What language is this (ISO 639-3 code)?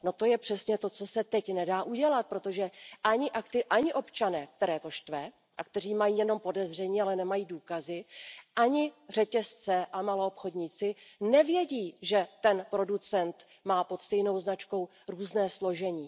ces